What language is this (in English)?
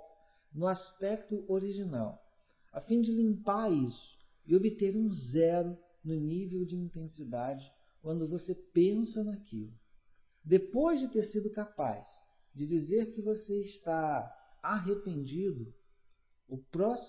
Portuguese